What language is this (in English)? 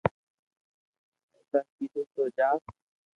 Loarki